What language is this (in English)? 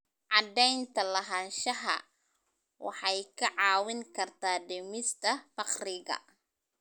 Somali